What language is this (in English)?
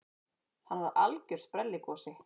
Icelandic